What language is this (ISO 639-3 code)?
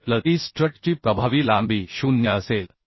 mar